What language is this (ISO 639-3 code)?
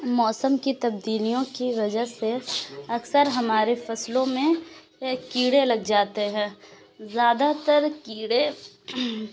urd